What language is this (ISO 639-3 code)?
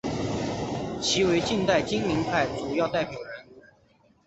zho